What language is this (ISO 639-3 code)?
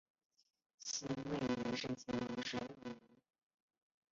zho